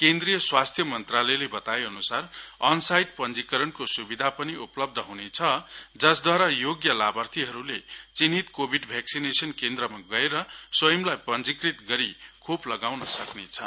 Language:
Nepali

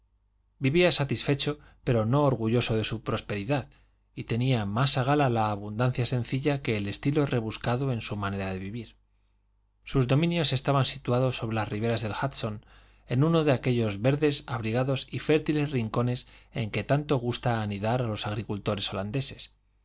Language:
Spanish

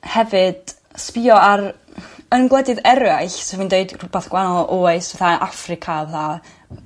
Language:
Welsh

